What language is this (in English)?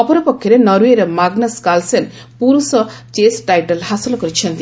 Odia